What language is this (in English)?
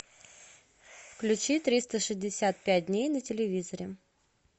Russian